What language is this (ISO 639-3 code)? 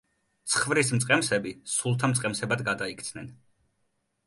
kat